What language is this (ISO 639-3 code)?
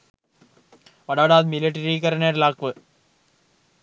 sin